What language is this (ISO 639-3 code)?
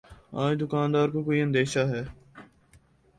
urd